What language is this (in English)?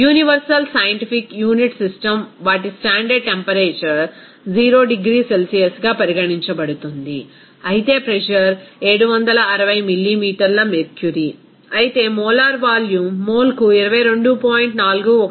Telugu